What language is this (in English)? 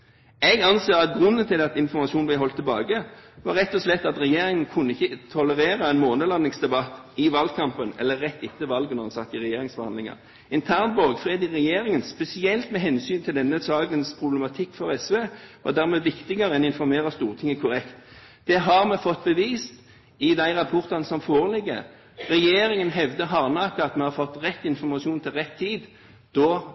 Norwegian Bokmål